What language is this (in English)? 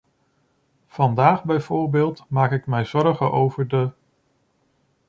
Dutch